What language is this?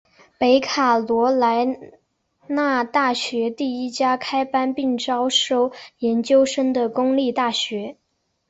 Chinese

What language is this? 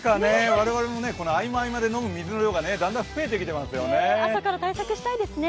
Japanese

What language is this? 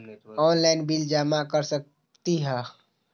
Magahi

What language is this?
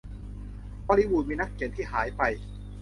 Thai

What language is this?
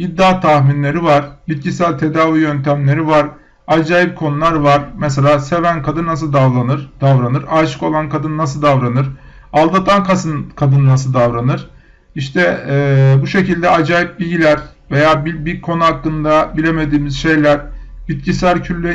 Turkish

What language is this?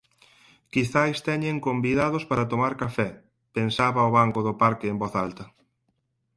Galician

